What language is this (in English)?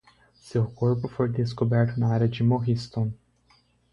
Portuguese